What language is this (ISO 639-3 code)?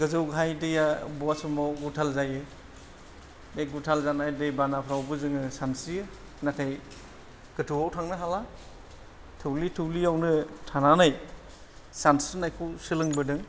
brx